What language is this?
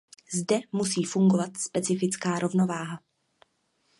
Czech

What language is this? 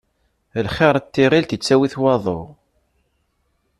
Kabyle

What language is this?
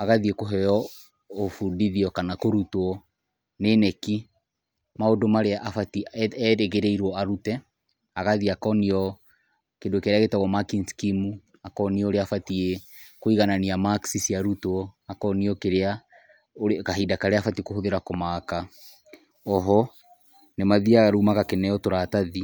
Kikuyu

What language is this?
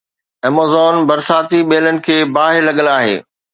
Sindhi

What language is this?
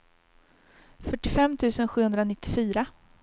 Swedish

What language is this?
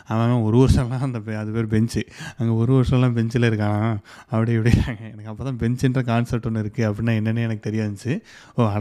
Tamil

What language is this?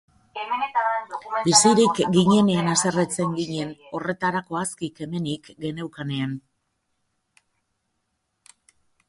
Basque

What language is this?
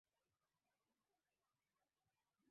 Swahili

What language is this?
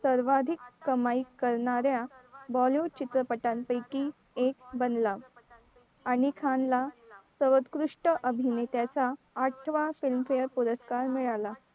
Marathi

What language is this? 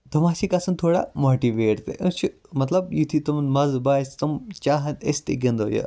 Kashmiri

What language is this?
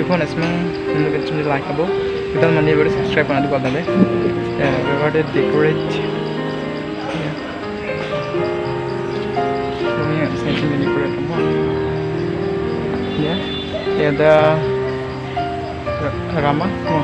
Indonesian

